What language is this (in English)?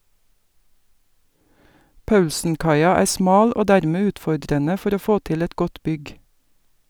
Norwegian